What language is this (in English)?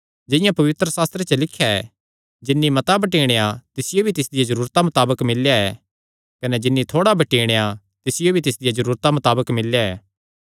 Kangri